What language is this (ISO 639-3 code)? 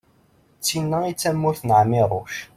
kab